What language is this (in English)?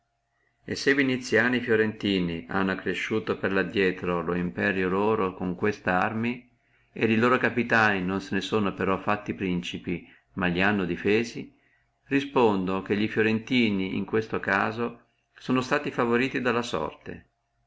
Italian